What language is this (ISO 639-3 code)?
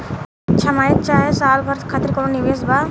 bho